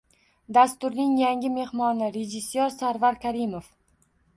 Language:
Uzbek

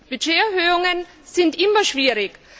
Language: German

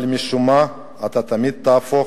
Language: Hebrew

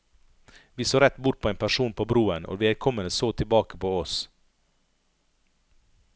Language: Norwegian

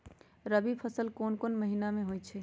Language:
Magahi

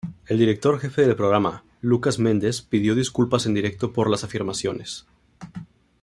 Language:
Spanish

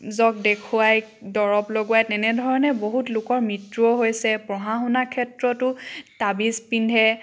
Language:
Assamese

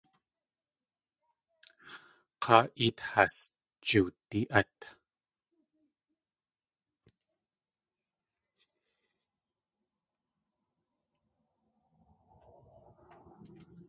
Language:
Tlingit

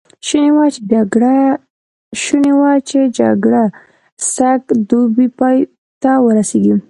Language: Pashto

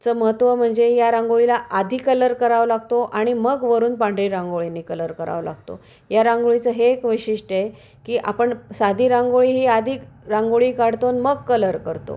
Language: Marathi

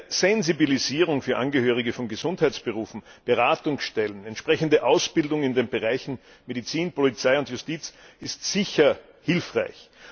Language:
German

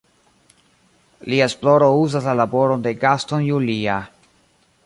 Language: Esperanto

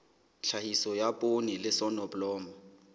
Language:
Southern Sotho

